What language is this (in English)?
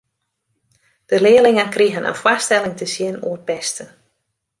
Western Frisian